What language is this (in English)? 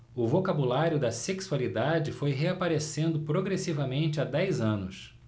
Portuguese